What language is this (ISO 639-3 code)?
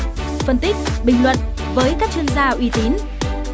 vie